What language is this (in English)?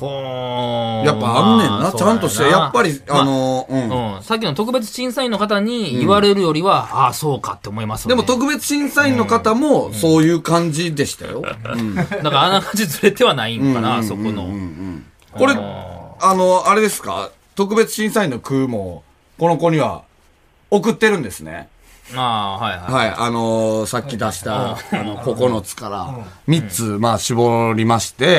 Japanese